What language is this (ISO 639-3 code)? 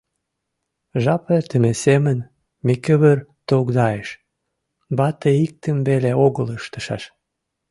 chm